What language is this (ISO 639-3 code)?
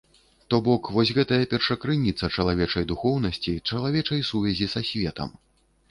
bel